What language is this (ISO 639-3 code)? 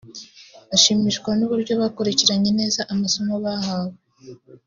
kin